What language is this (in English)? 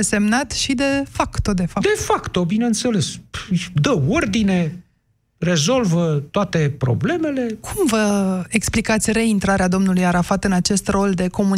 Romanian